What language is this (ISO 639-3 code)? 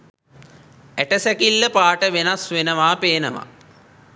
sin